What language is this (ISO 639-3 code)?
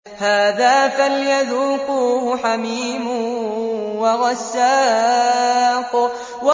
ara